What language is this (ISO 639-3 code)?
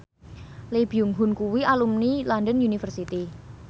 jav